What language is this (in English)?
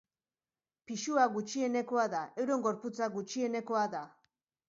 Basque